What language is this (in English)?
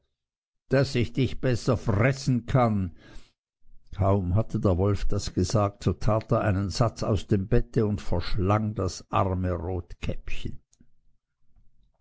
German